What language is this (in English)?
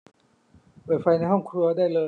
Thai